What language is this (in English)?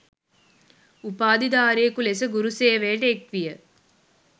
Sinhala